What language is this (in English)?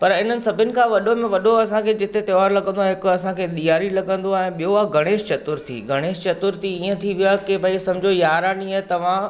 Sindhi